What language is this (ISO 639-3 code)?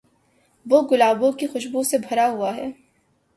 urd